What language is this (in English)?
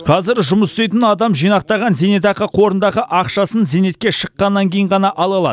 Kazakh